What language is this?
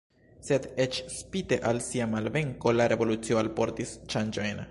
Esperanto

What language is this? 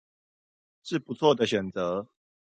Chinese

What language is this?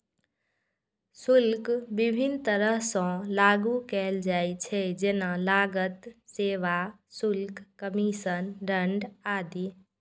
Maithili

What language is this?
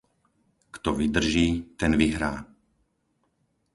Slovak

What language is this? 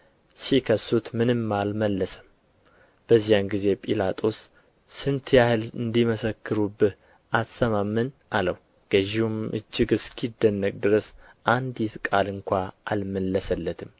Amharic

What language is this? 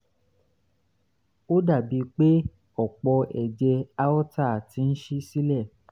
Yoruba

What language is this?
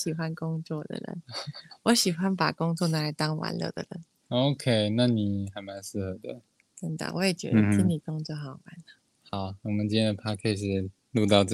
Chinese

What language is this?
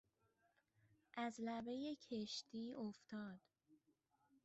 Persian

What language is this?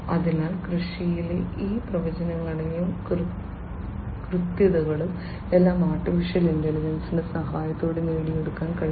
Malayalam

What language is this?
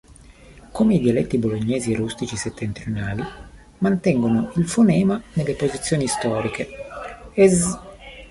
Italian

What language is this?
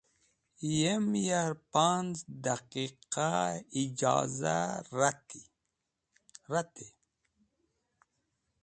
Wakhi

